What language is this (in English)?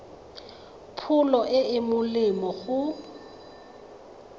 Tswana